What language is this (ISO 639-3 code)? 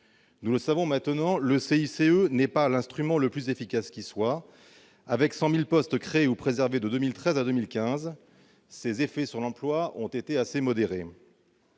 fra